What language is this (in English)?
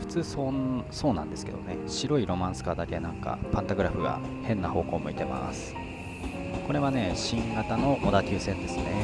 Japanese